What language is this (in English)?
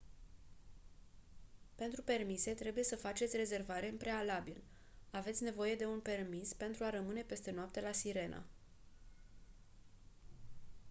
Romanian